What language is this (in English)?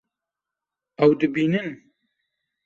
Kurdish